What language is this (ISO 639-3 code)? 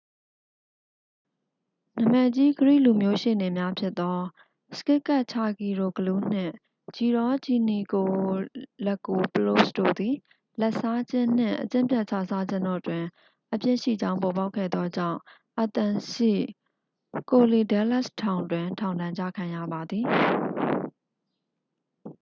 mya